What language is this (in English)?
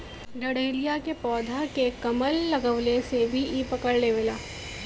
Bhojpuri